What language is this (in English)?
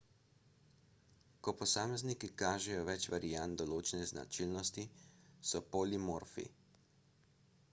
Slovenian